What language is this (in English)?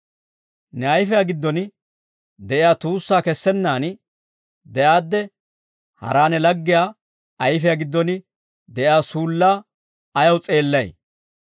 Dawro